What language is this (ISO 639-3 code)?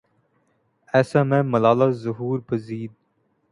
urd